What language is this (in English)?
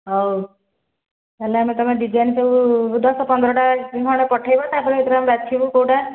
Odia